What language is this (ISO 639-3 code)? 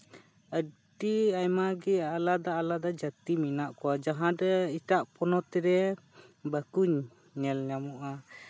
sat